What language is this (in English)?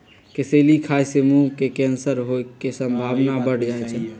Magahi